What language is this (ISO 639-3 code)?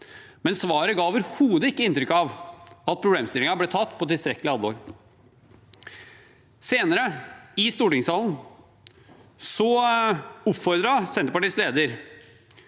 nor